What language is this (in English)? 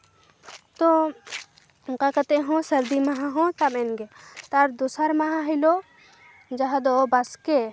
Santali